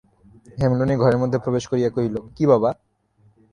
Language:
Bangla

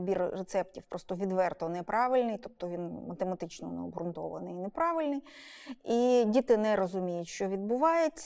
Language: Ukrainian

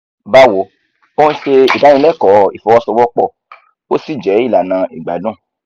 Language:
Yoruba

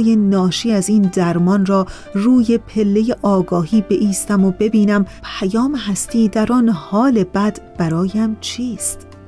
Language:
Persian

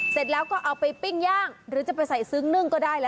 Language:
Thai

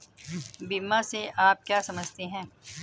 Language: Hindi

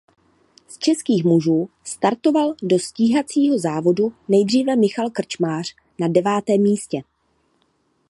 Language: Czech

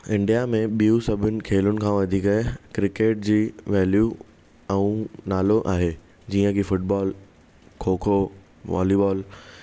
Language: Sindhi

